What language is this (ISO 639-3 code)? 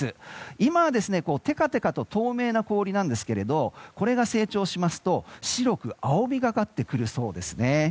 jpn